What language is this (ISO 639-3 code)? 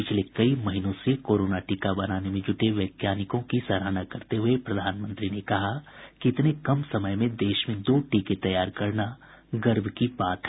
hin